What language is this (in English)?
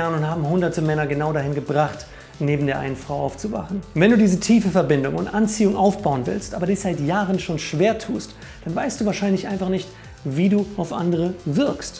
German